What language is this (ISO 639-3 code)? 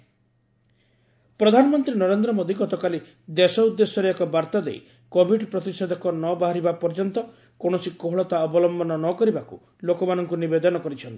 ori